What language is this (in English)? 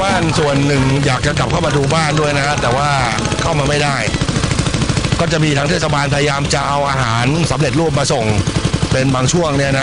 Thai